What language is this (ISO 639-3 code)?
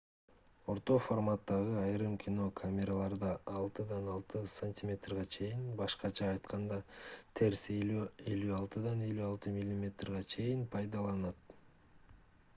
kir